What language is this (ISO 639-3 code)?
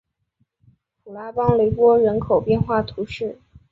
zho